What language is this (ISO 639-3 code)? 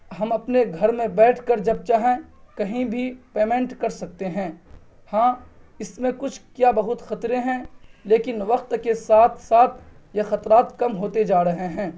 urd